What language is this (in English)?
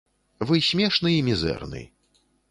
Belarusian